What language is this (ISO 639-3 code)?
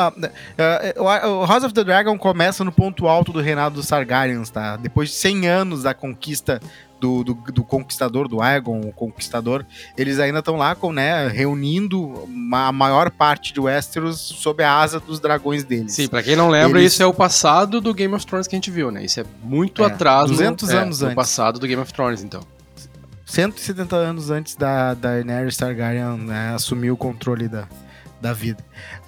por